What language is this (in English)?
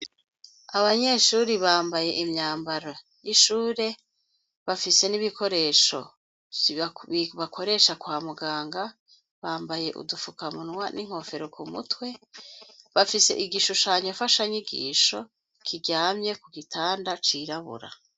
Rundi